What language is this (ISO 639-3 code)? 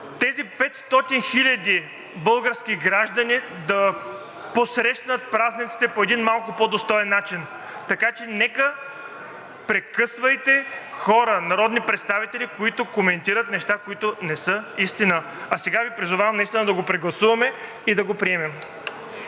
bul